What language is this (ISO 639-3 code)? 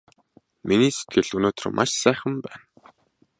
mon